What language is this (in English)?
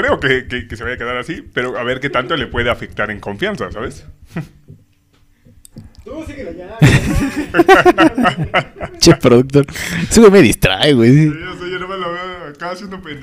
Spanish